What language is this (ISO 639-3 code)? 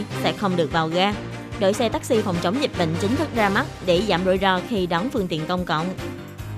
vie